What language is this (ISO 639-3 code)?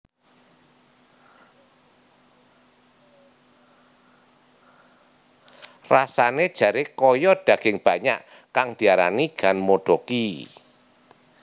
jav